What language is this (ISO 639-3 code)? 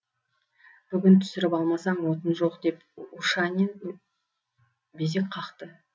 kaz